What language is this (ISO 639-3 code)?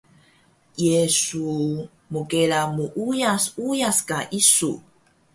trv